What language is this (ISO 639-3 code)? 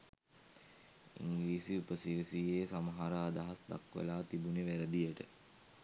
sin